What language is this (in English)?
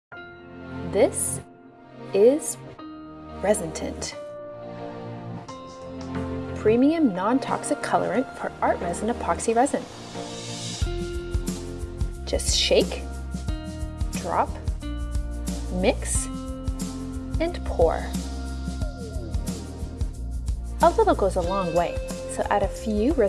English